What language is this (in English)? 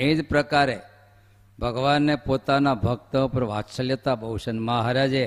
Gujarati